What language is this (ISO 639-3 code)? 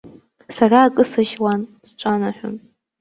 abk